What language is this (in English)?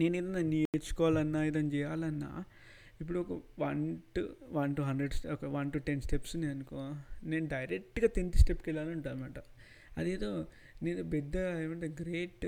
Telugu